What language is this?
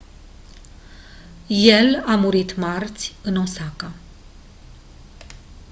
Romanian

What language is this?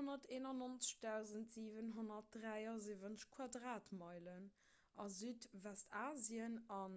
Luxembourgish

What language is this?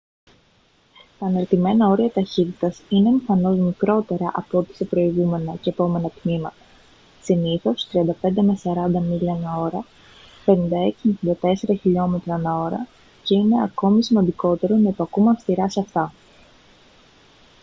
Greek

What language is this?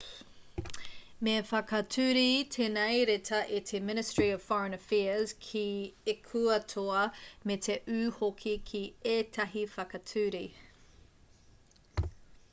Māori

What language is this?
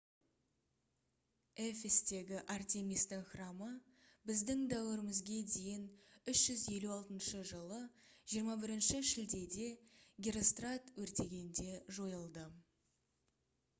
Kazakh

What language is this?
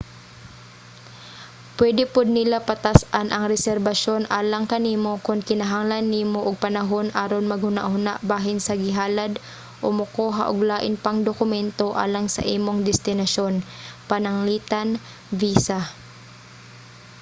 Cebuano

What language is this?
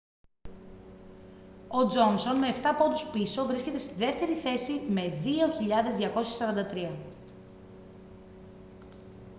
Greek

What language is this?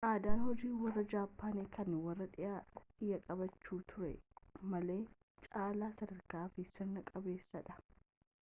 Oromo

